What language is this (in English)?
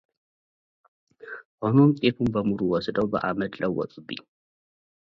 Amharic